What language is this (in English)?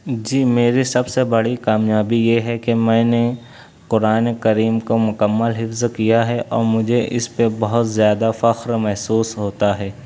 Urdu